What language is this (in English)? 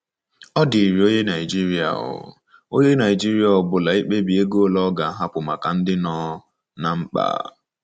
Igbo